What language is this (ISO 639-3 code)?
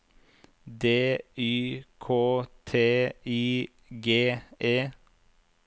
nor